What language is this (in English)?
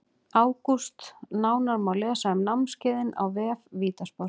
Icelandic